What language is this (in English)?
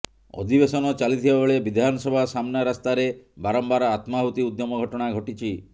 Odia